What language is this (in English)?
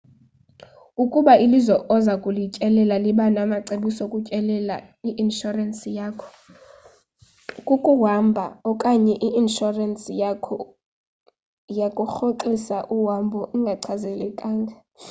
Xhosa